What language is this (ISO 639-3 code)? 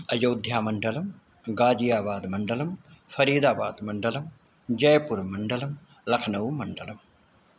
san